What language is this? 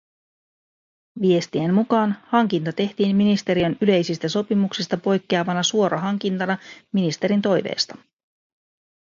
Finnish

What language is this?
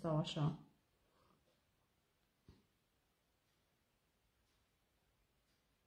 Romanian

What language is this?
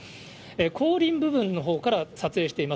Japanese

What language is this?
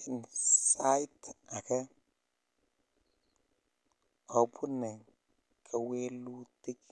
Kalenjin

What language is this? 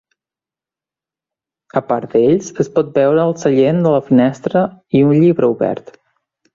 Catalan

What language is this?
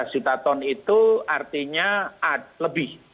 Indonesian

